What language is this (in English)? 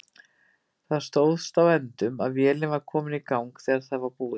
Icelandic